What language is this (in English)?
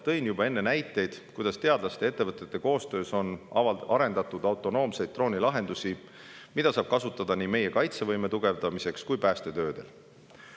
Estonian